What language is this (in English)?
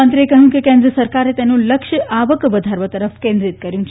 Gujarati